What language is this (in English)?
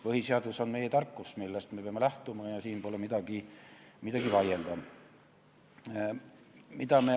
Estonian